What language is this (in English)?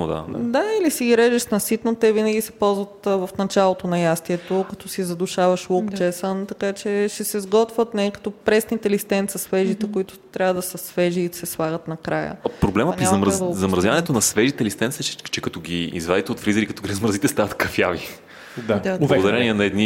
Bulgarian